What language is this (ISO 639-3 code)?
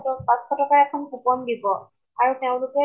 asm